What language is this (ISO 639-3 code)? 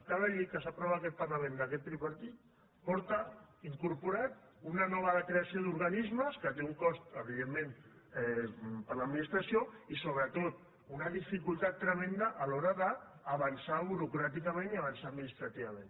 cat